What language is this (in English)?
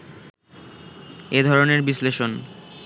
Bangla